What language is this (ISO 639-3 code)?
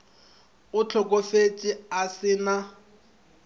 nso